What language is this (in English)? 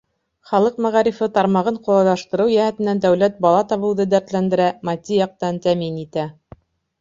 Bashkir